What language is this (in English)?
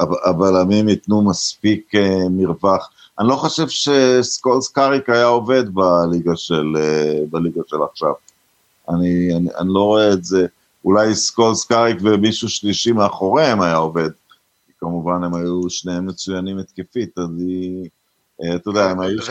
Hebrew